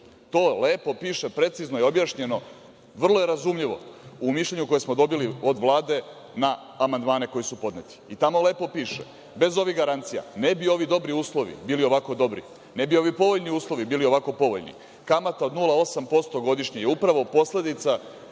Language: Serbian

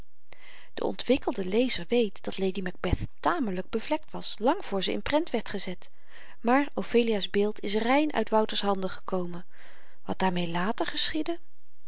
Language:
Dutch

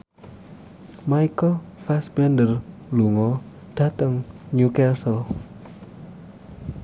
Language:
Javanese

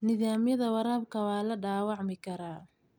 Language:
Somali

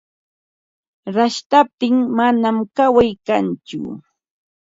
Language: Ambo-Pasco Quechua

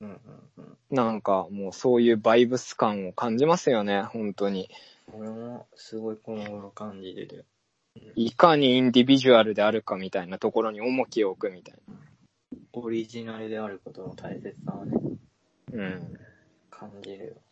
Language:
Japanese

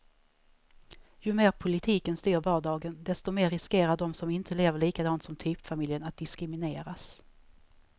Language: Swedish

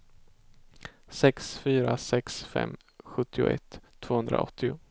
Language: Swedish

